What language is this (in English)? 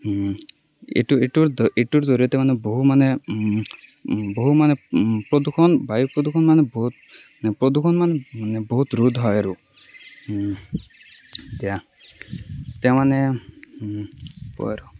Assamese